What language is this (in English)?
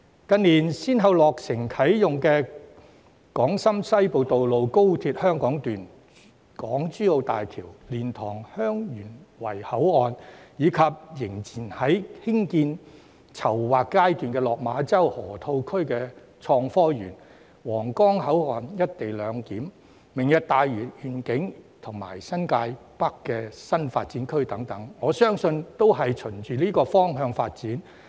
Cantonese